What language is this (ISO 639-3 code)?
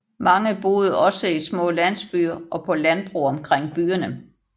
dan